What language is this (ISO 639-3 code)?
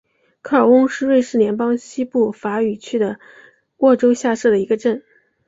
zho